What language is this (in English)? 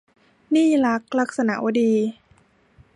Thai